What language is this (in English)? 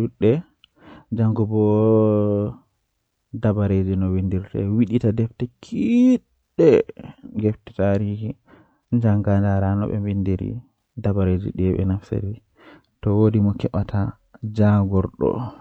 Western Niger Fulfulde